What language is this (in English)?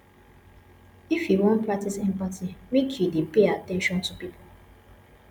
Nigerian Pidgin